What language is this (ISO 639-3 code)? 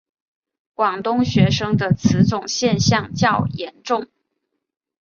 zho